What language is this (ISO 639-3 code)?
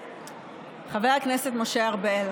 heb